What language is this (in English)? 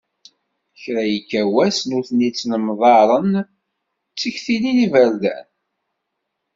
Kabyle